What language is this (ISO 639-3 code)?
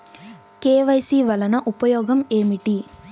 tel